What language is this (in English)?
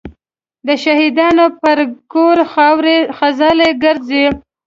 Pashto